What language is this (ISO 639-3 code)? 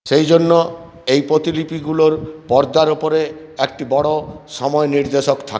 ben